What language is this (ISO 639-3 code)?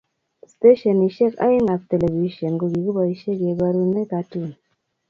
kln